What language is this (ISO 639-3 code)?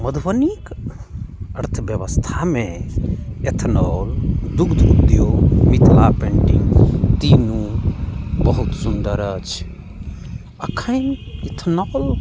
mai